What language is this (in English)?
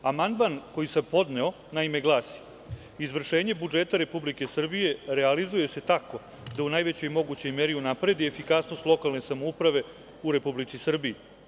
Serbian